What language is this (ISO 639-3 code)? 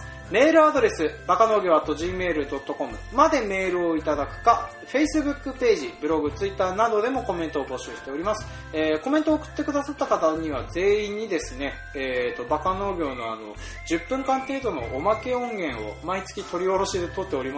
jpn